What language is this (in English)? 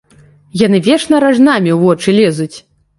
Belarusian